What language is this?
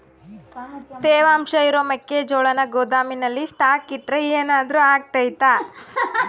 Kannada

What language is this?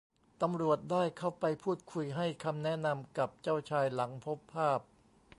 Thai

